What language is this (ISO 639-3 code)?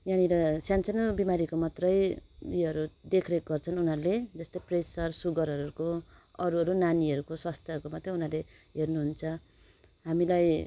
nep